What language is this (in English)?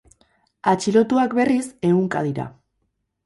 Basque